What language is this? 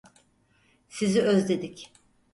Turkish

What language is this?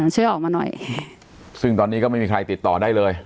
Thai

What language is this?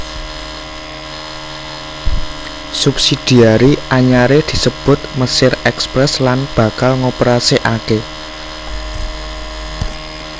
Javanese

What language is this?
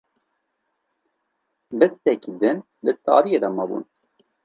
Kurdish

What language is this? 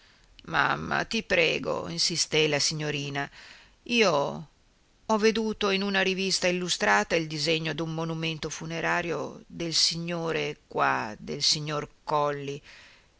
Italian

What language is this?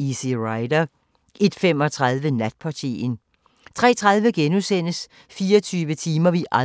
Danish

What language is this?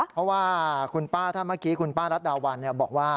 Thai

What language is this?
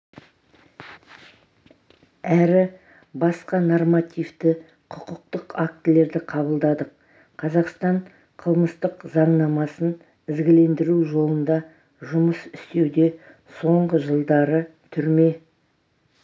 Kazakh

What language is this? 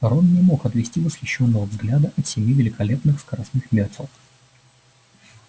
Russian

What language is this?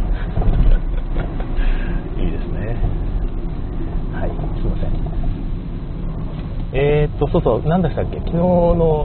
Japanese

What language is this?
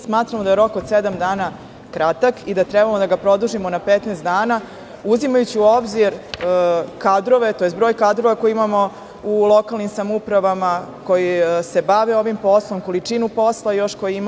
Serbian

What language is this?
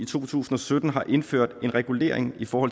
Danish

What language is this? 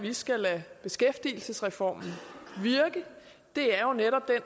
Danish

